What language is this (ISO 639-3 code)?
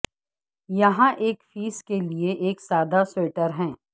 urd